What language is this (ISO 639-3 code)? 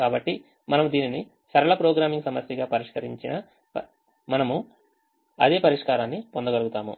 tel